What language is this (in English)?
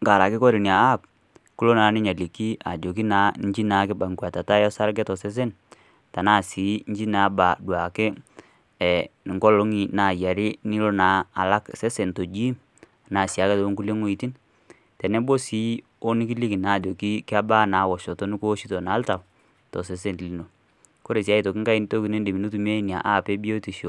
Masai